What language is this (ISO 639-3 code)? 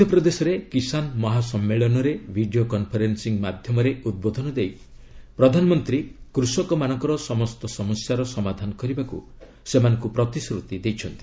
ori